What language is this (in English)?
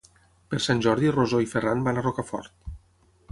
Catalan